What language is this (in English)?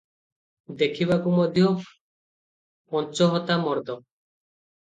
Odia